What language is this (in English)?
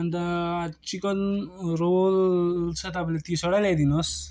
Nepali